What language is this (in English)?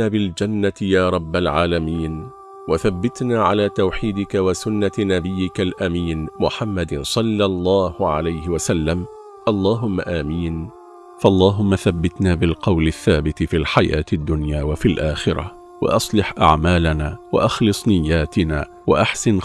Arabic